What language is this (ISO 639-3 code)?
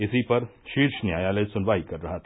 hin